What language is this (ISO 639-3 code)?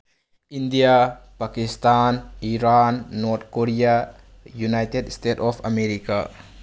mni